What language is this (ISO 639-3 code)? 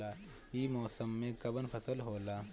bho